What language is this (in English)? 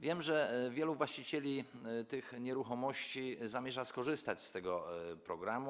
Polish